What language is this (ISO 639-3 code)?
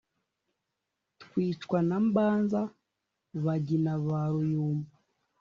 kin